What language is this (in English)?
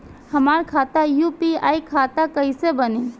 Bhojpuri